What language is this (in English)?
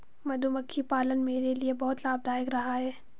Hindi